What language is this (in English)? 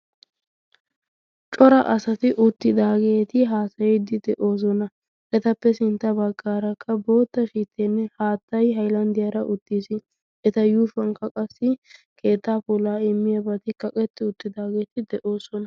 Wolaytta